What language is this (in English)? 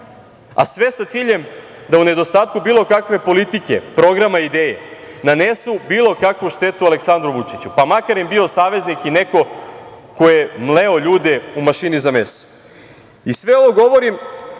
Serbian